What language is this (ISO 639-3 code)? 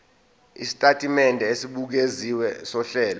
zul